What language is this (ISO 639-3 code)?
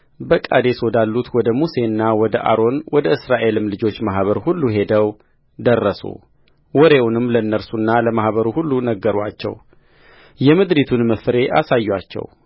amh